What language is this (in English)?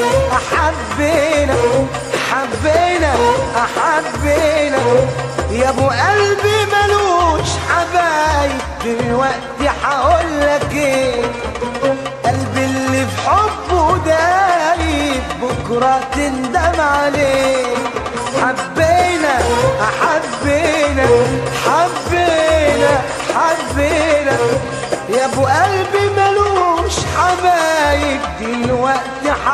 Arabic